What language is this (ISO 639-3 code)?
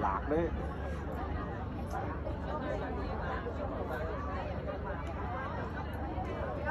vie